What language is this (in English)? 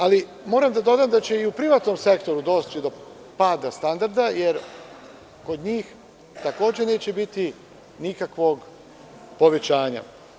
Serbian